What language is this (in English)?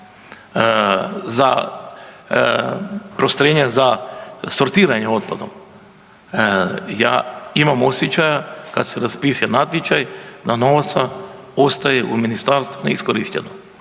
Croatian